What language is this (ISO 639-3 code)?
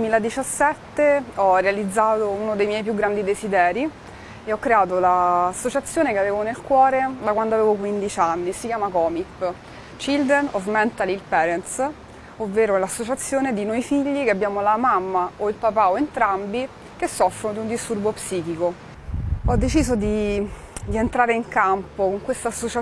ita